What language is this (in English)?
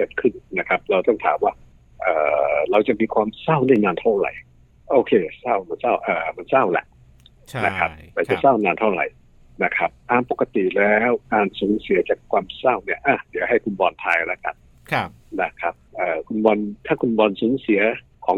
Thai